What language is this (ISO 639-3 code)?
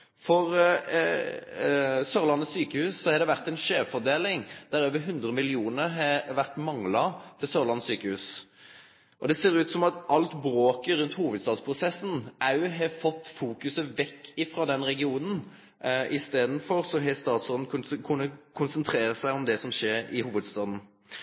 nno